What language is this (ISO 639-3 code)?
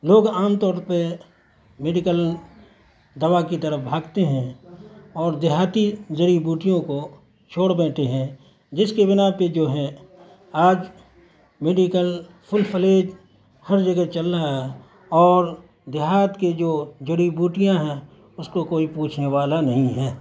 urd